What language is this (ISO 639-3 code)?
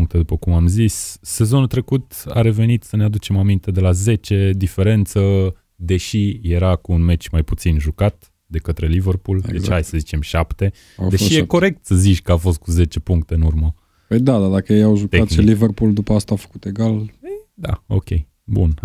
ron